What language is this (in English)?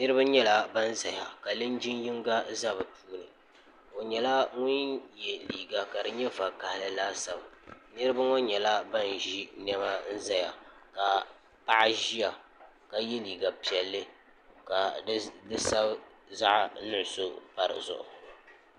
Dagbani